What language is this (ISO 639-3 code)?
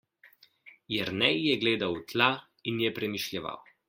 slv